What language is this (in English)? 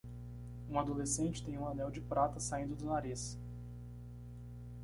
Portuguese